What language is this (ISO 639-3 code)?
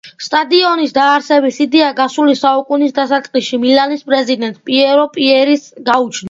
kat